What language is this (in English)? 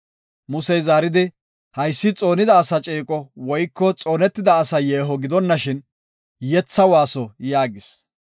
Gofa